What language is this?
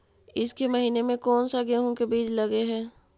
Magahi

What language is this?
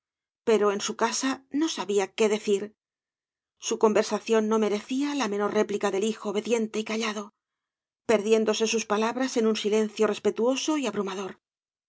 Spanish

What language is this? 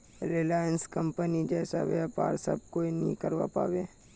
Magahi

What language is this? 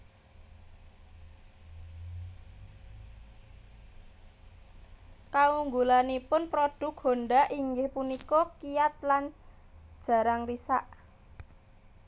Javanese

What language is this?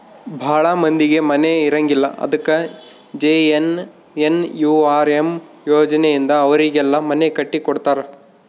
Kannada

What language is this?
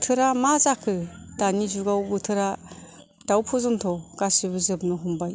Bodo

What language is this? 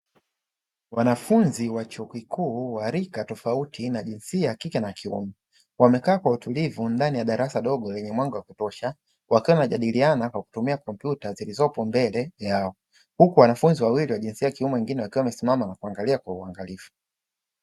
Swahili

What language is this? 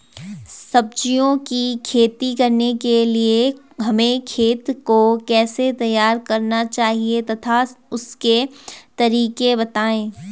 Hindi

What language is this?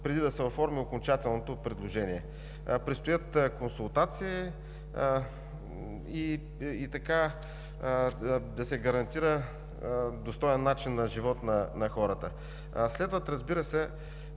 Bulgarian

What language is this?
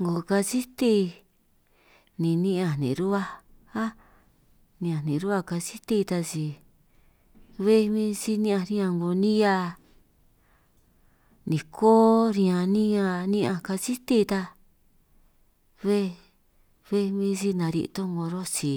San Martín Itunyoso Triqui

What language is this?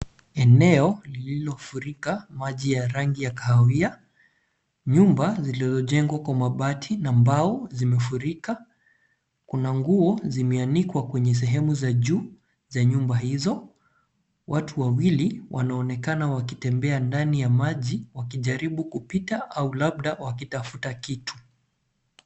Swahili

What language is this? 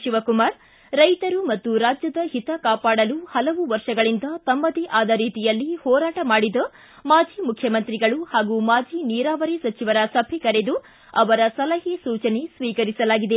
Kannada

